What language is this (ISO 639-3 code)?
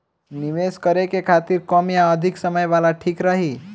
bho